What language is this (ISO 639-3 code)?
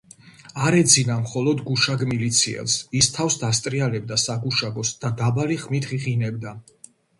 kat